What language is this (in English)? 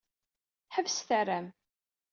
Kabyle